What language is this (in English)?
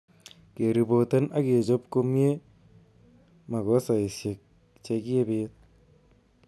Kalenjin